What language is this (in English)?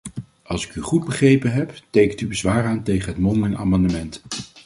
Dutch